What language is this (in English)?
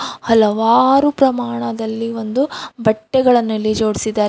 Kannada